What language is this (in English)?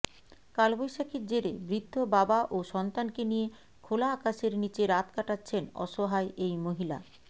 Bangla